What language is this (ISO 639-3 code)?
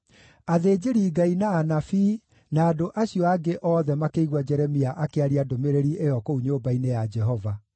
kik